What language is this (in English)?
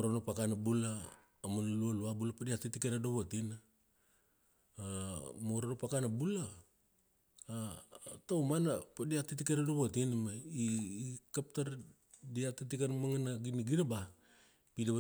Kuanua